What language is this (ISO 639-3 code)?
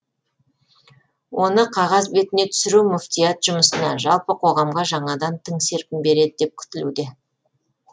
kaz